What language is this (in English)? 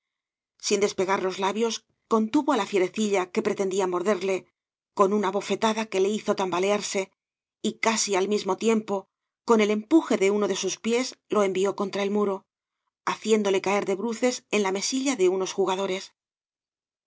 Spanish